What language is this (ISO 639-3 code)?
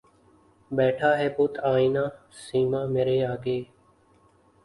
urd